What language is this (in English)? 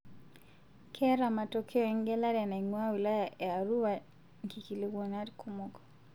Masai